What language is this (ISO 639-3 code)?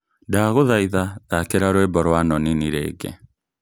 kik